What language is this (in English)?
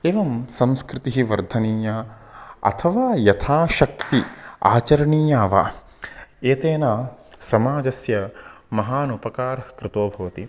Sanskrit